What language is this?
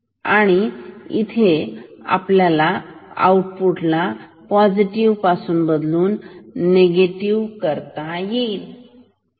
Marathi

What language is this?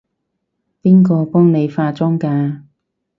Cantonese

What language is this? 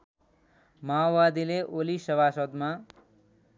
Nepali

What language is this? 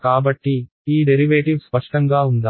Telugu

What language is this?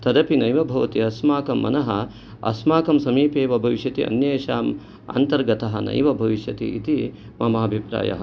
Sanskrit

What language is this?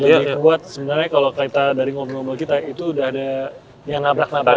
Indonesian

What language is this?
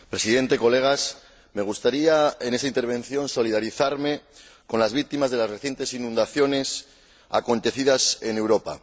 Spanish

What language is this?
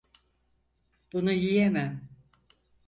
Turkish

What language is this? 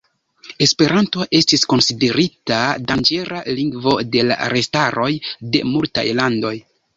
Esperanto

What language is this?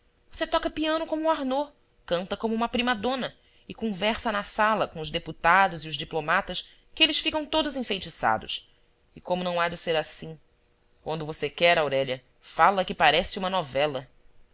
Portuguese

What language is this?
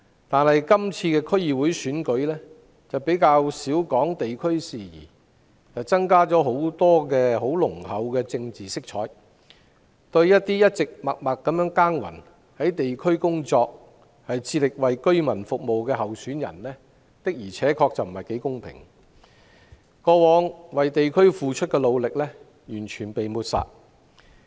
Cantonese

